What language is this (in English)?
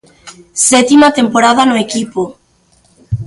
Galician